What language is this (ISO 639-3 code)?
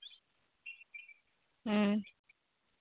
sat